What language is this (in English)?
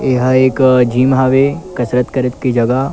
Chhattisgarhi